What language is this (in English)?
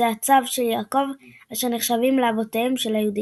Hebrew